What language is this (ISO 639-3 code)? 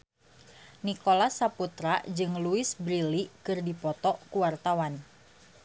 sun